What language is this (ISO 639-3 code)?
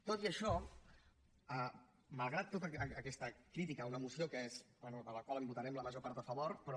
cat